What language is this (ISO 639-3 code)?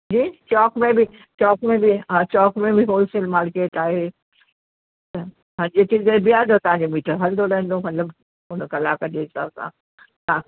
snd